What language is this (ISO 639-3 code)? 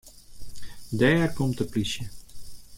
fry